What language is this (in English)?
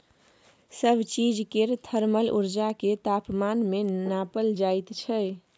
Maithili